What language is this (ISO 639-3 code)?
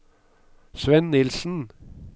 nor